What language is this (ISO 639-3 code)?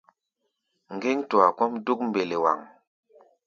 gba